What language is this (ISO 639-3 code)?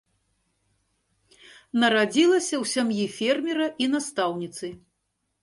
bel